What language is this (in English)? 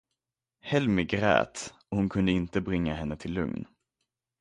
Swedish